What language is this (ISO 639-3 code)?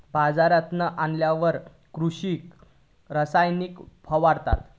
mar